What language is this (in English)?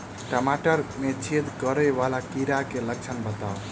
Maithili